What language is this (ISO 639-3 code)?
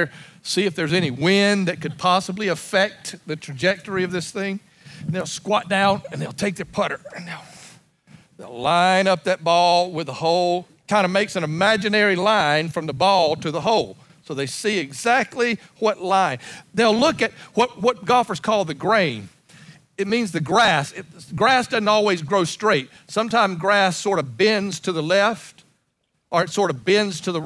eng